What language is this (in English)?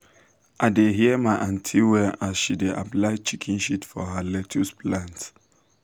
Nigerian Pidgin